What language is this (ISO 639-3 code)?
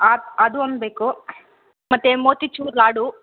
kan